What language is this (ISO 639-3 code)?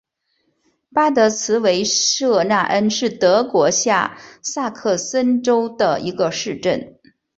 zho